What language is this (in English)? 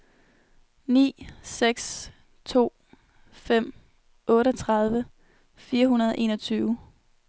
Danish